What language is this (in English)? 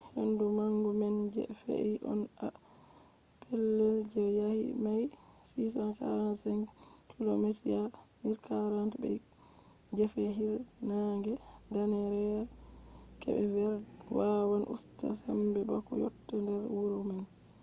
Fula